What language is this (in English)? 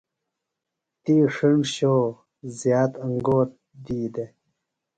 Phalura